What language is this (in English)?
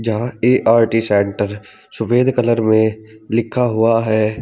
Hindi